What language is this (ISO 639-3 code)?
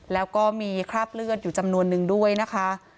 tha